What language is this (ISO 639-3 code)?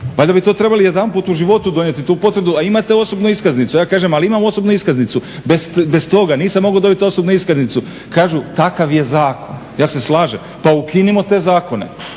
hrv